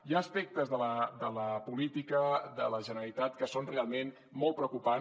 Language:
Catalan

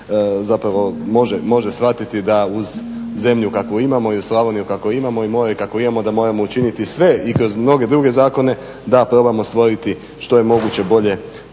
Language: Croatian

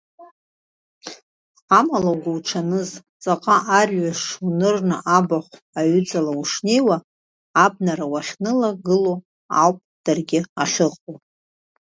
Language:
Abkhazian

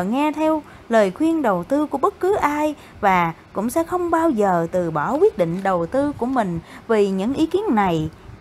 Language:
Vietnamese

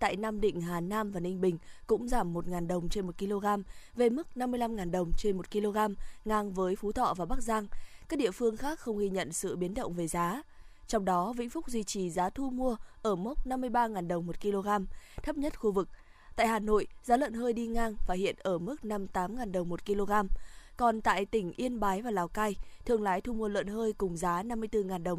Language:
Vietnamese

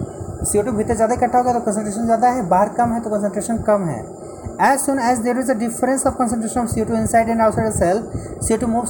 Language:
Hindi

